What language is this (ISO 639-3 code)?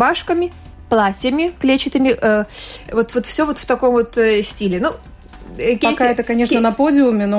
rus